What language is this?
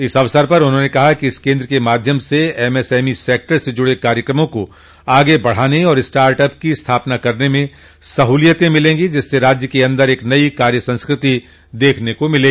Hindi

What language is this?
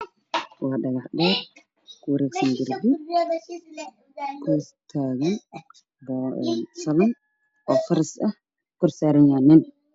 Somali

